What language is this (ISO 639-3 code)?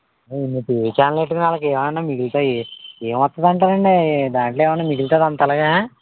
tel